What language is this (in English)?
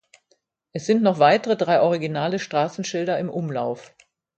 German